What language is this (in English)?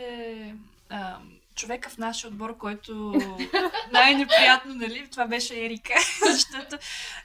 Bulgarian